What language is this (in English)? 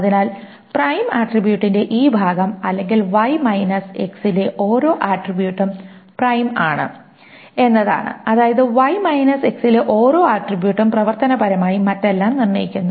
Malayalam